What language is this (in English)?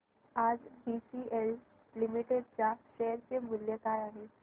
Marathi